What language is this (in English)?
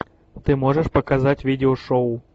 Russian